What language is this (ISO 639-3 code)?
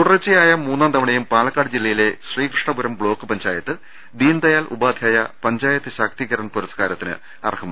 mal